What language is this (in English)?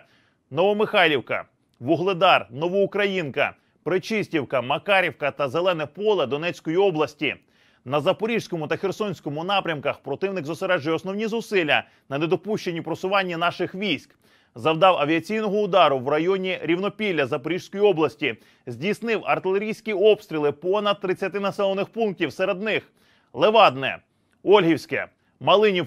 Ukrainian